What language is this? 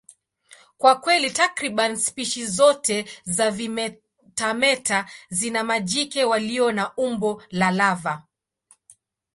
Swahili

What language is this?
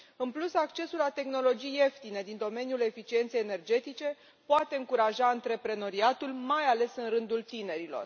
Romanian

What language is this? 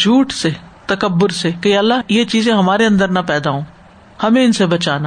Urdu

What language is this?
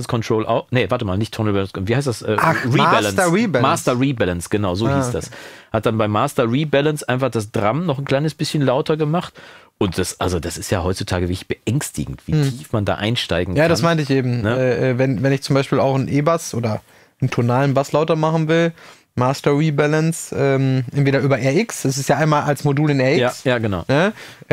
German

